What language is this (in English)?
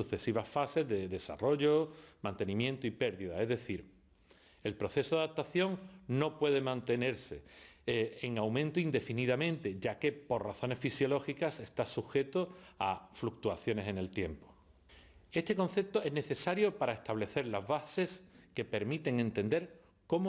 Spanish